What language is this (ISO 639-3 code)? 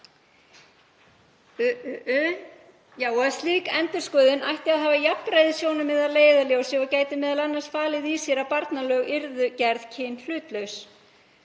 isl